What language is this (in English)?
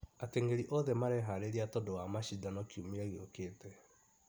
Kikuyu